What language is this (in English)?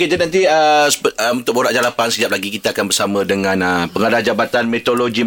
Malay